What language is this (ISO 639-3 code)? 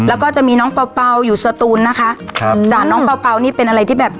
tha